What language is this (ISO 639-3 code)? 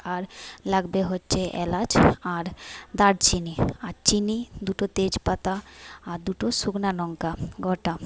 ben